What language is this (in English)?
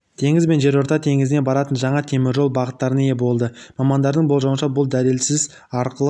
Kazakh